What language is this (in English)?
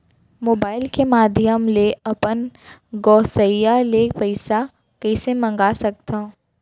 Chhattisgarhi